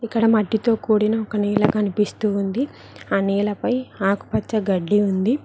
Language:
Telugu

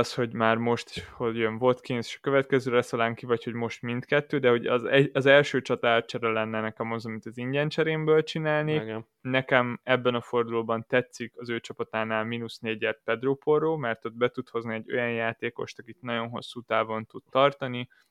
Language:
Hungarian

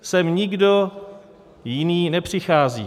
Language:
Czech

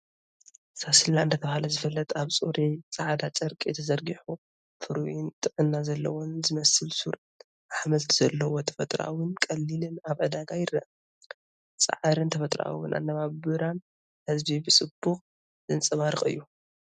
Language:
Tigrinya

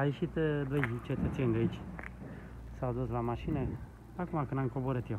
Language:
Romanian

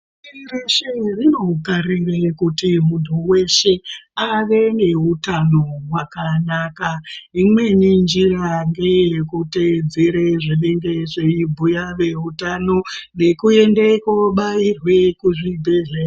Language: Ndau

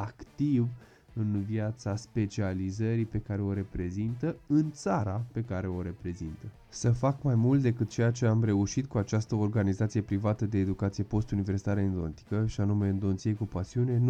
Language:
Romanian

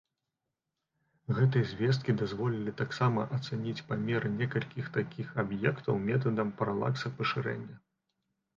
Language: Belarusian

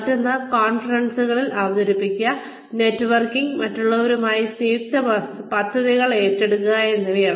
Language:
Malayalam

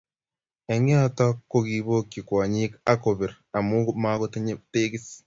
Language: Kalenjin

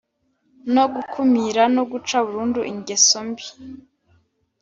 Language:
Kinyarwanda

